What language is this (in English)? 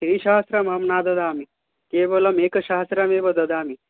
Sanskrit